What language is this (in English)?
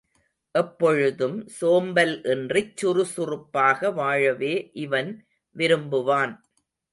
Tamil